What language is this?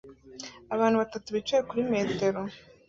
Kinyarwanda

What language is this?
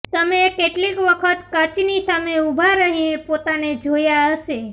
Gujarati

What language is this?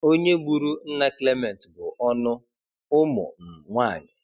Igbo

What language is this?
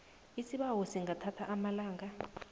South Ndebele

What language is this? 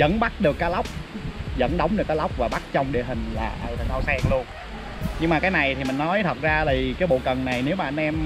Vietnamese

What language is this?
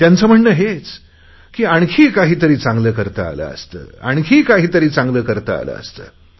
Marathi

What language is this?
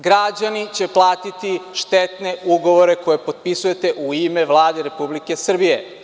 Serbian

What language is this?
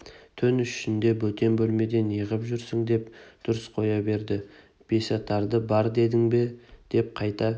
Kazakh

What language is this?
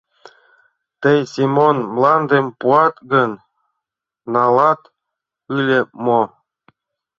Mari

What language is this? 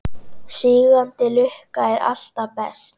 Icelandic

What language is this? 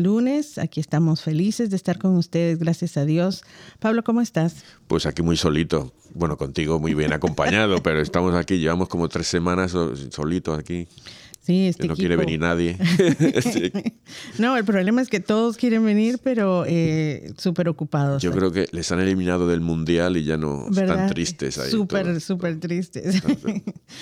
Spanish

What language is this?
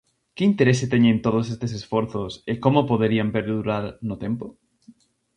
Galician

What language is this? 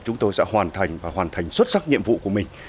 Vietnamese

